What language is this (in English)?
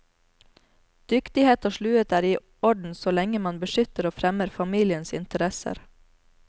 Norwegian